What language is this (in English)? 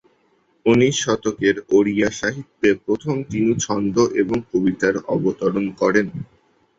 Bangla